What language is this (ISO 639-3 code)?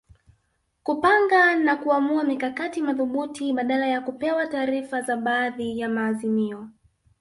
swa